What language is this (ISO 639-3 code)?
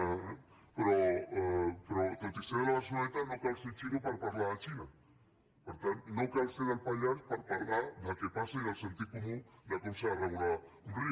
cat